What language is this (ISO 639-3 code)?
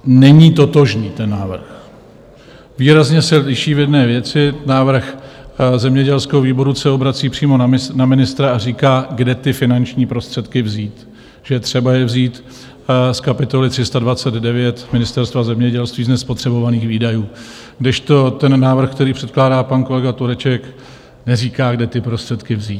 ces